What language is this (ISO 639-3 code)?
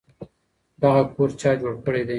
pus